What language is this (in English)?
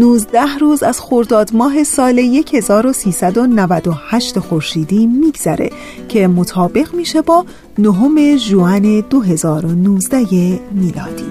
Persian